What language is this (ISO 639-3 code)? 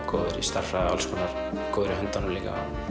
isl